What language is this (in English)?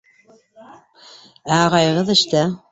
Bashkir